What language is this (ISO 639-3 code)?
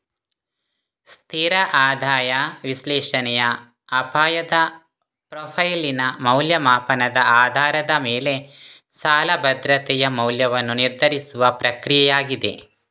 kan